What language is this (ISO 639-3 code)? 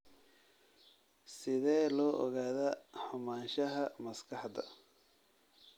som